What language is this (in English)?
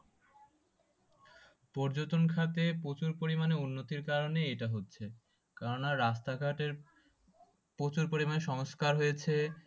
Bangla